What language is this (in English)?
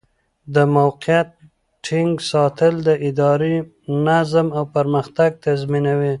Pashto